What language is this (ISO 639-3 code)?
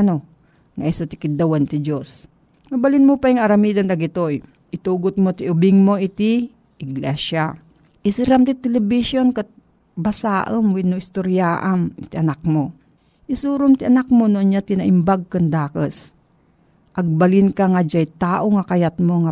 fil